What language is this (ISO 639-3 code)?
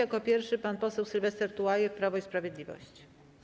pol